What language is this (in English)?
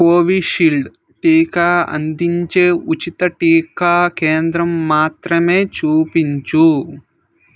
Telugu